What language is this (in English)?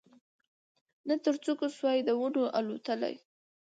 Pashto